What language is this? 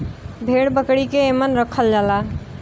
Bhojpuri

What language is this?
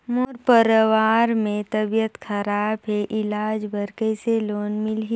Chhattisgarhi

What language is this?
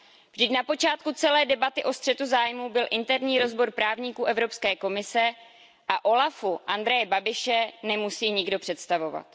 Czech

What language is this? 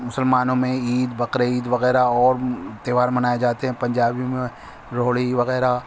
Urdu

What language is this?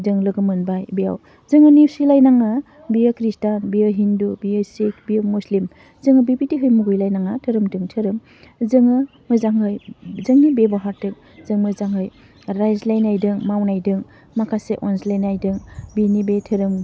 Bodo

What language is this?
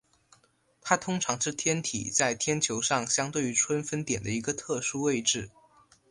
Chinese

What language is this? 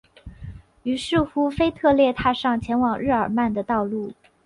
Chinese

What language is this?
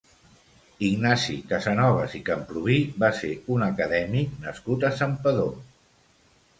Catalan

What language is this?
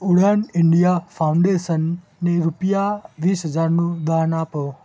Gujarati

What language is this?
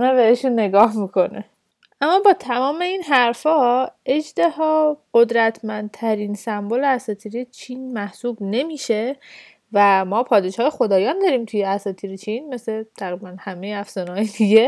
Persian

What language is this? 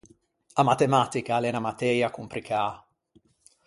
Ligurian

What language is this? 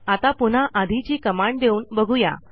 Marathi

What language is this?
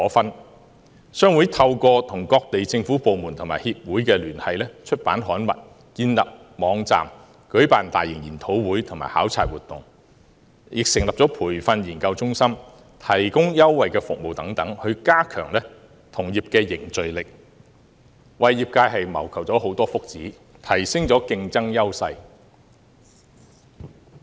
Cantonese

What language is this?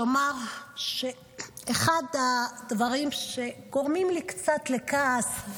Hebrew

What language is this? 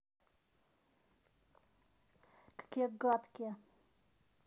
Russian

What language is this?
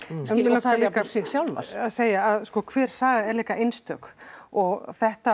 Icelandic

